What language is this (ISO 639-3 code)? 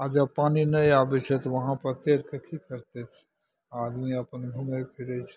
mai